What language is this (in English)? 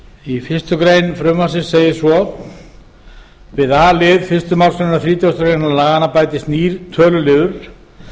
Icelandic